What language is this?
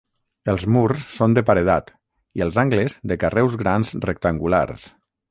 Catalan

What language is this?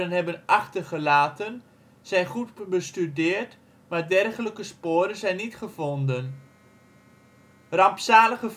Dutch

